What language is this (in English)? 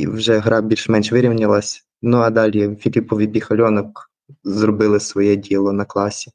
Ukrainian